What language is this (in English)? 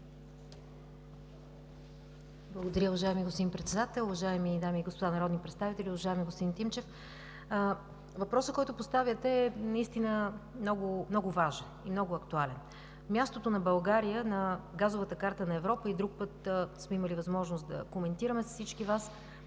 Bulgarian